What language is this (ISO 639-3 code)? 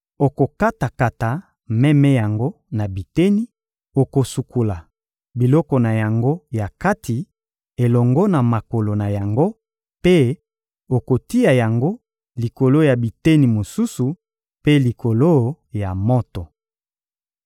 lin